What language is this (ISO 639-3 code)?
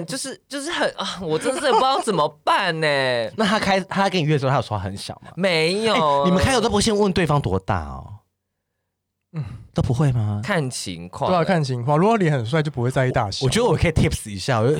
zho